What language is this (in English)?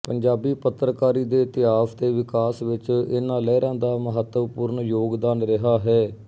Punjabi